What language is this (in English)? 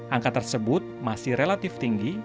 Indonesian